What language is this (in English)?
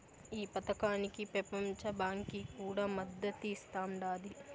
Telugu